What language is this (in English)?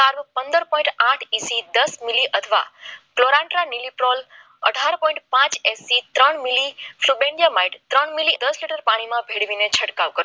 Gujarati